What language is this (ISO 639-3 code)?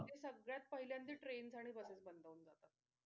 mar